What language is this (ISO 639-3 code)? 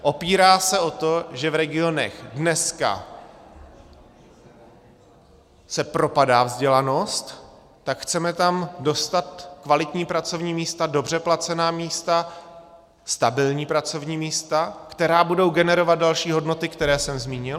ces